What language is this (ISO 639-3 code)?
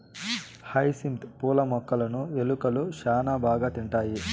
tel